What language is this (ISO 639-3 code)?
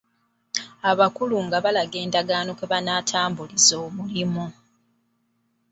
lug